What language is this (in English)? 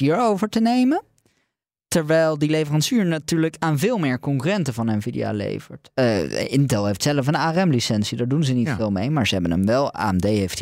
Dutch